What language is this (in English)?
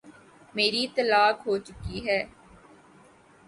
Urdu